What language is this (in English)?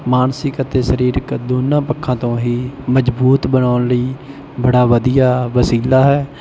Punjabi